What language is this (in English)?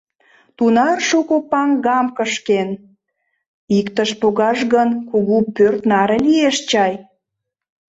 Mari